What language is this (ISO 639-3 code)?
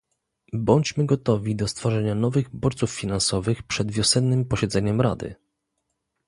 pol